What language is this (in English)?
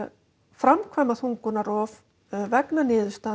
Icelandic